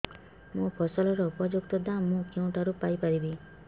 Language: Odia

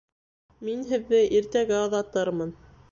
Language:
Bashkir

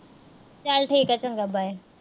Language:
Punjabi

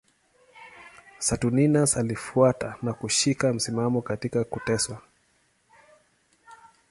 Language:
Swahili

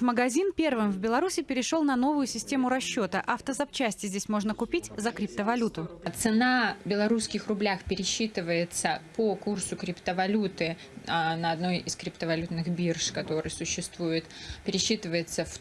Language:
Russian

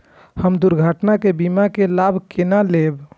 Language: Maithili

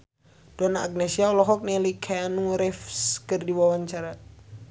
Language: Sundanese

